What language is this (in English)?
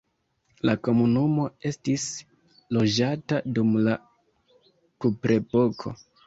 Esperanto